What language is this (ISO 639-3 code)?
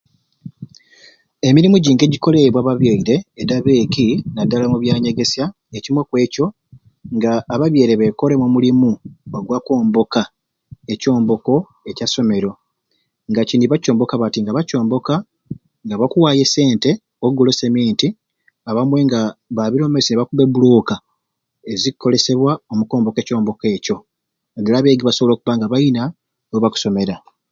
ruc